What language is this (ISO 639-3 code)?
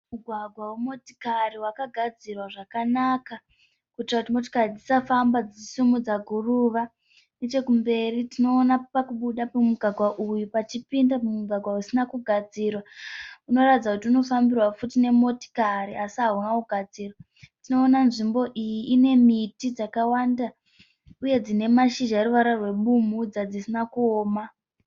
sna